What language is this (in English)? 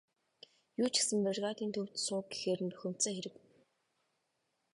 Mongolian